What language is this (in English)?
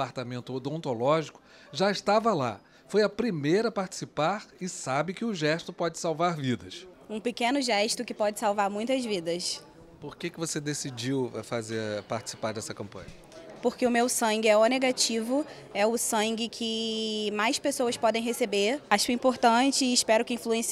Portuguese